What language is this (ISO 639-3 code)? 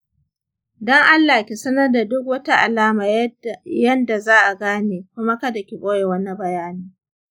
hau